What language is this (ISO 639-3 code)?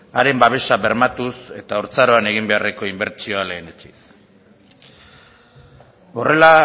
eus